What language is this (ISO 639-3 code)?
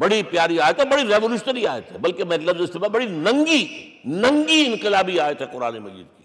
urd